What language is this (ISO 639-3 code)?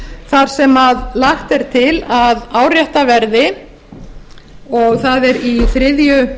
isl